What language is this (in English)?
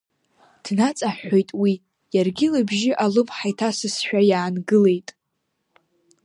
Abkhazian